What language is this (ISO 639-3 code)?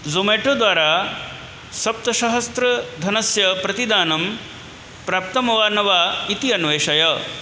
san